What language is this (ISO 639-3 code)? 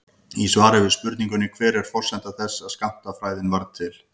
isl